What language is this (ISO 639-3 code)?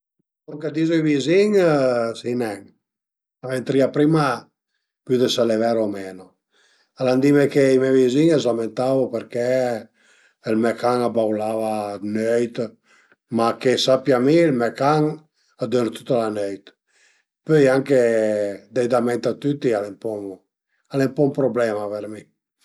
pms